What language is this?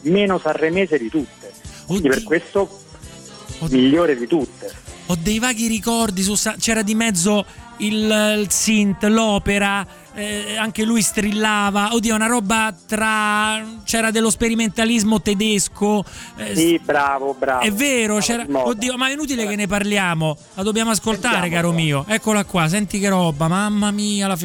Italian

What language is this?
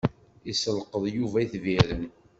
Kabyle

